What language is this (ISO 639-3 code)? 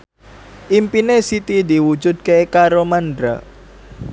jav